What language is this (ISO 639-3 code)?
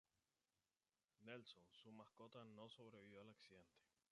spa